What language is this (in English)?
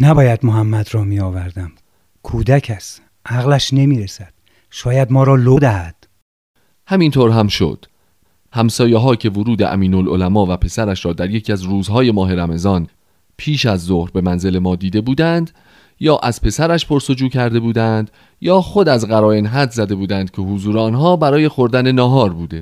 Persian